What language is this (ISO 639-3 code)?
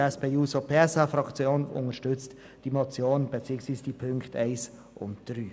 gsw